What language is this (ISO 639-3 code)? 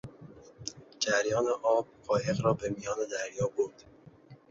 fas